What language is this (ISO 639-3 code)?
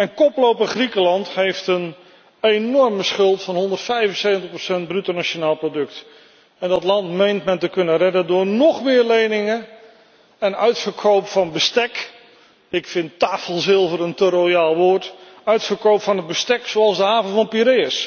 nld